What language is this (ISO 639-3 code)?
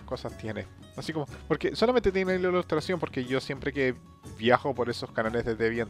spa